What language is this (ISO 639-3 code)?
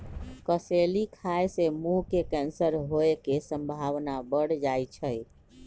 mag